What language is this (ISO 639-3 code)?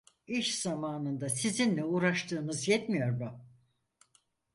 tur